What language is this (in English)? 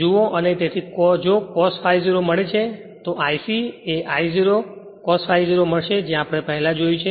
Gujarati